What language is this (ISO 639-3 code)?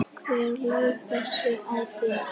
isl